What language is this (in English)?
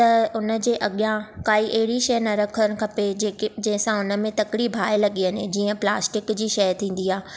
Sindhi